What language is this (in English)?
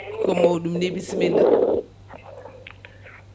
Fula